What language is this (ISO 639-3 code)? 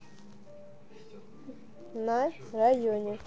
rus